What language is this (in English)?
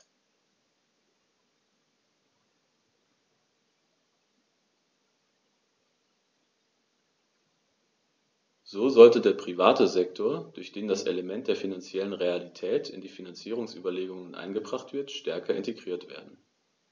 German